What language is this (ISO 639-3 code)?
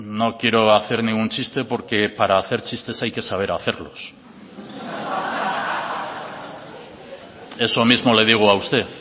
spa